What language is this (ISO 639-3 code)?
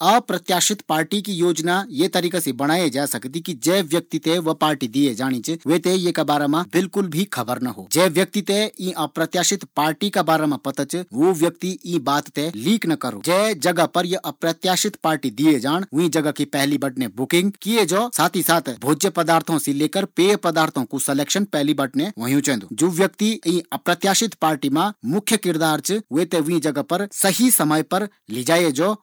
gbm